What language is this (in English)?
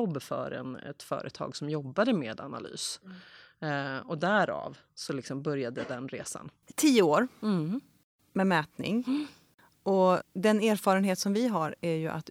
Swedish